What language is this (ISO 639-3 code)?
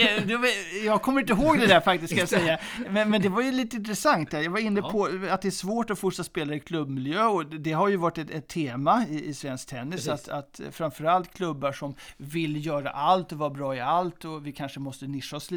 swe